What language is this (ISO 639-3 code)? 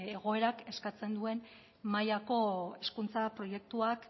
eus